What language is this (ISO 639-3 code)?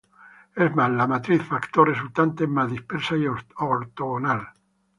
spa